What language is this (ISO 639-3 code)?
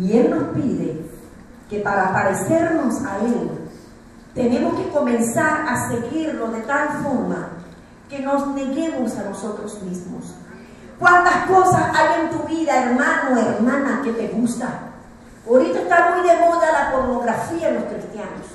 spa